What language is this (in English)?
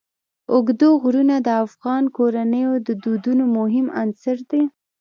Pashto